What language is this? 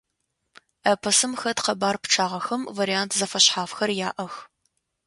Adyghe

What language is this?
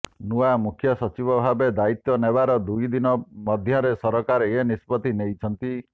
Odia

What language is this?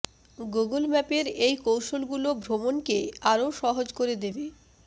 Bangla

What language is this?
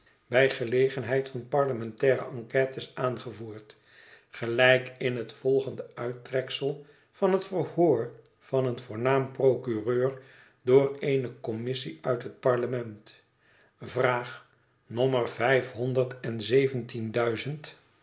Dutch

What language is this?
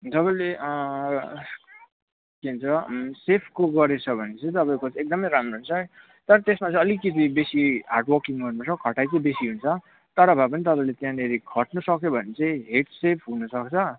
Nepali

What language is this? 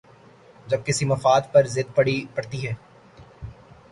Urdu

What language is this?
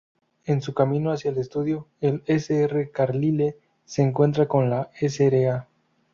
Spanish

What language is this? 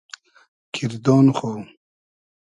Hazaragi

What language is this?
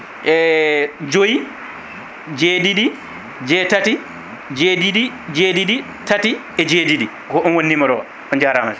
Fula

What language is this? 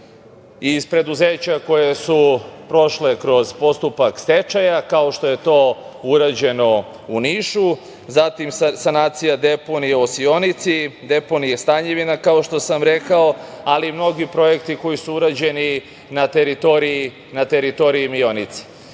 Serbian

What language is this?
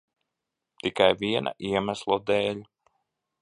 Latvian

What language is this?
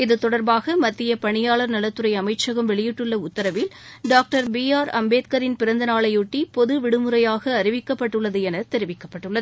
Tamil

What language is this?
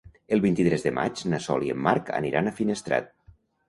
Catalan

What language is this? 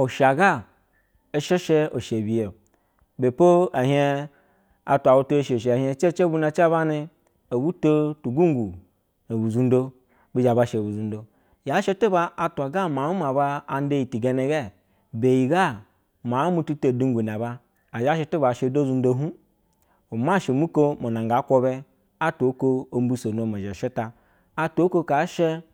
Basa (Nigeria)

